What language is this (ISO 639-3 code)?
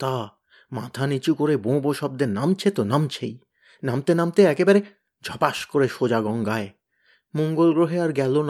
ben